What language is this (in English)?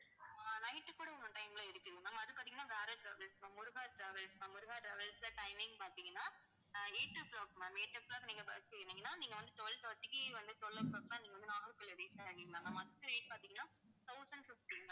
Tamil